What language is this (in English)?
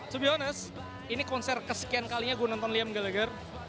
Indonesian